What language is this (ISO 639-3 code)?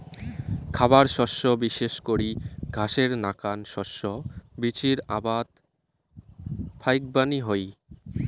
ben